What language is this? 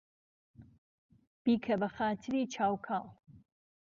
Central Kurdish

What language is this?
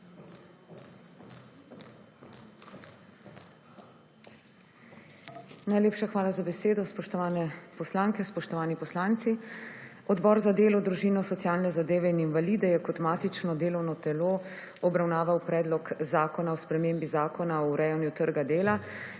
Slovenian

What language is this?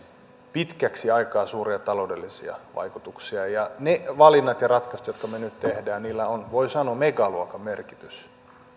Finnish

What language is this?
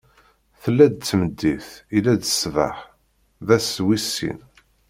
Kabyle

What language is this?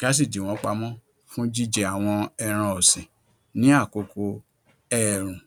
Yoruba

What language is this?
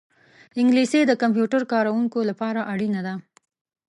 Pashto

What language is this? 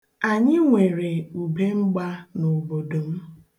Igbo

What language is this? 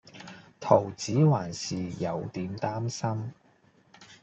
Cantonese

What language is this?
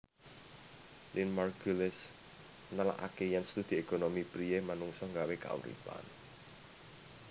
Javanese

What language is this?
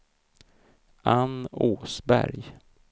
Swedish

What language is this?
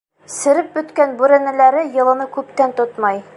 Bashkir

